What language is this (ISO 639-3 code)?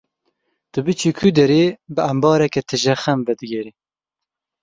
kur